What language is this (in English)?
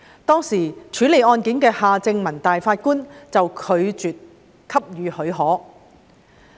Cantonese